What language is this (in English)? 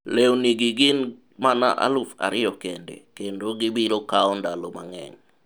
Luo (Kenya and Tanzania)